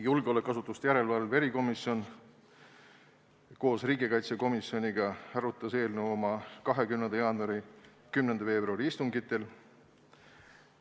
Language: Estonian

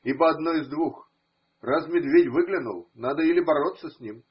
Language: Russian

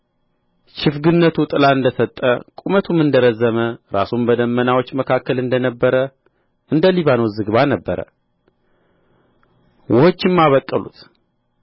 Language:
Amharic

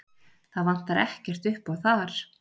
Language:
Icelandic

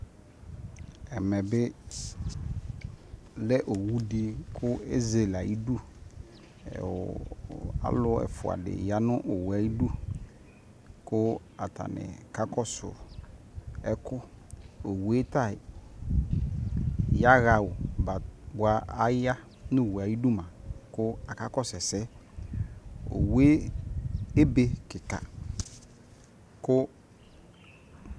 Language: Ikposo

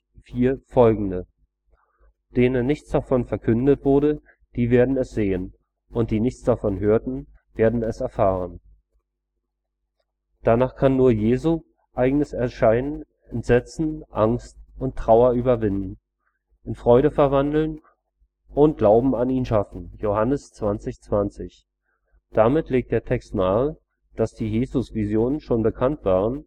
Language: German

